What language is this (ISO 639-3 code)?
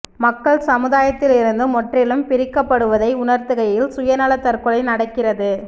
tam